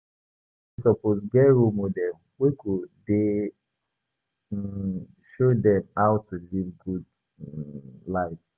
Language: Nigerian Pidgin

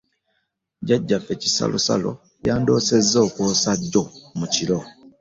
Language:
Ganda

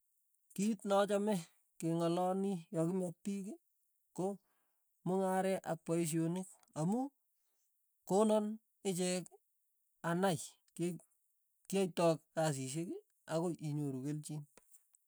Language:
Tugen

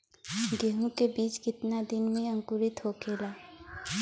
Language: Bhojpuri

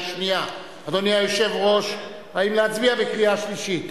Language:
Hebrew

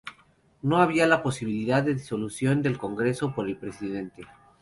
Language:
Spanish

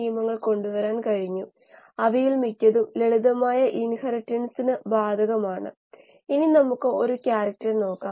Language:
Malayalam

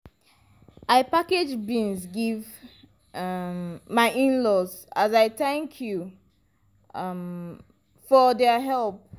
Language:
Nigerian Pidgin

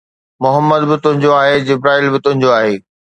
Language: Sindhi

